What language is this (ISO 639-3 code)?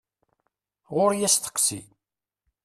kab